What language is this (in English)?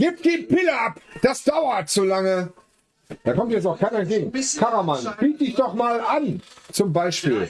German